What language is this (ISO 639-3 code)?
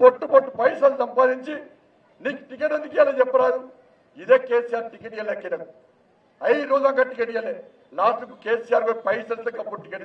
hin